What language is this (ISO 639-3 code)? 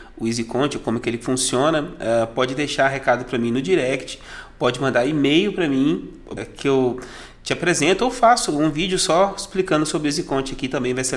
por